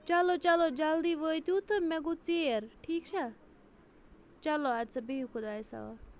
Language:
Kashmiri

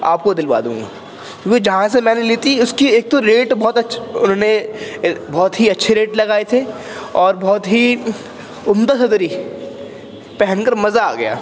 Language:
Urdu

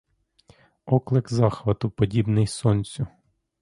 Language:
Ukrainian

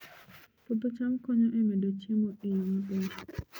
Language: Luo (Kenya and Tanzania)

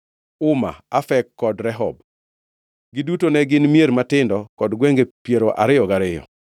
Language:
Luo (Kenya and Tanzania)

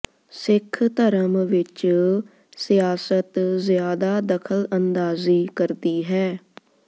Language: Punjabi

